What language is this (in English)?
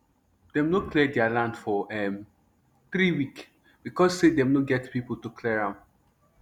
Nigerian Pidgin